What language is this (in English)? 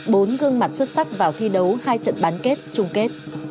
Vietnamese